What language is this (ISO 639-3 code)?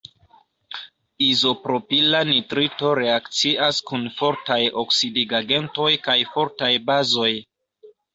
epo